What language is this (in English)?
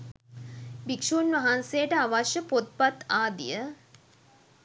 Sinhala